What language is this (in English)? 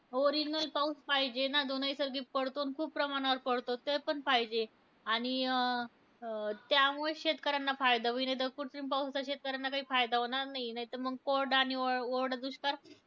Marathi